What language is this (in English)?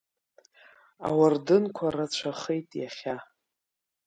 Abkhazian